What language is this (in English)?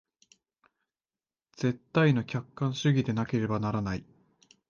Japanese